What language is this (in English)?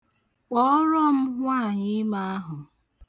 Igbo